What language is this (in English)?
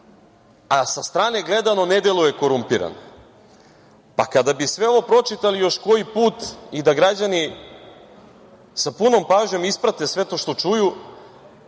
Serbian